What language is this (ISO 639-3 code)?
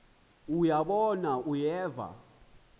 xho